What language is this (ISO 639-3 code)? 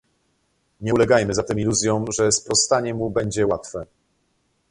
pol